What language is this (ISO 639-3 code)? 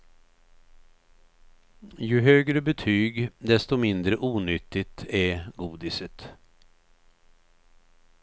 swe